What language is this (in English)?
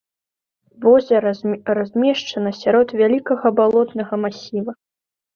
Belarusian